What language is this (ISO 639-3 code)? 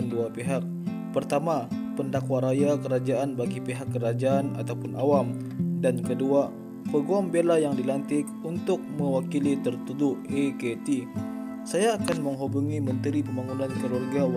msa